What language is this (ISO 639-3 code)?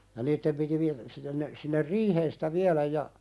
fin